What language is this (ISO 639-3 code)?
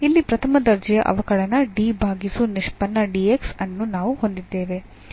kan